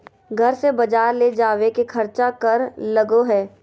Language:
Magahi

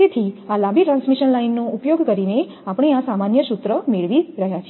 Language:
Gujarati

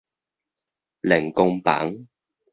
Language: Min Nan Chinese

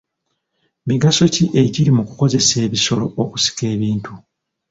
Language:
Ganda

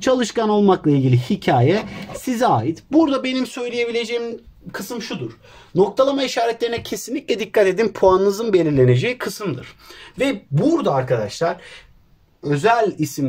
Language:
Turkish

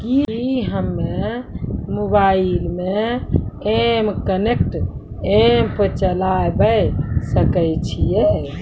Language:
Maithili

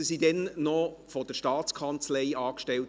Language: Swiss German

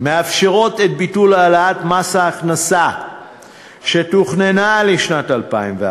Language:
Hebrew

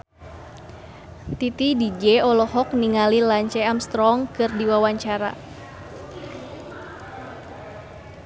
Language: Sundanese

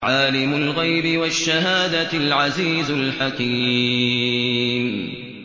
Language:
Arabic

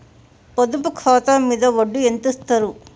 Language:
Telugu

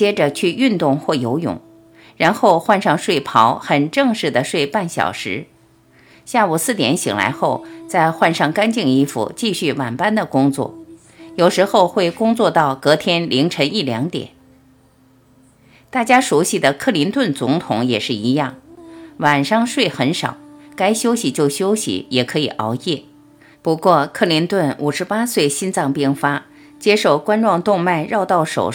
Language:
Chinese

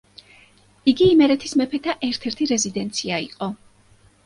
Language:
Georgian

